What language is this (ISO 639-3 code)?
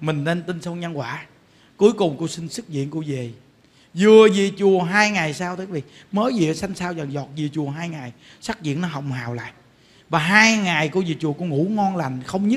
vie